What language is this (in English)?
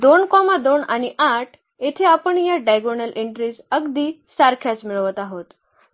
Marathi